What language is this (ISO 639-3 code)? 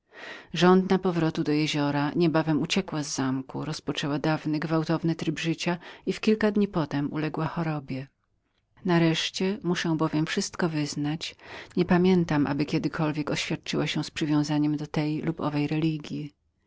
pol